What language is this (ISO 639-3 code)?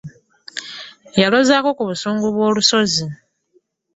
lug